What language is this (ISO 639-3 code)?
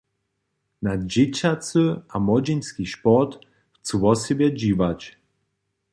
hsb